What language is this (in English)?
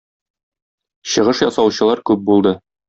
Tatar